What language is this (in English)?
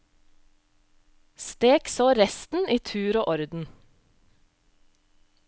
Norwegian